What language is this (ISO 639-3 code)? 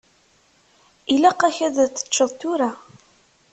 kab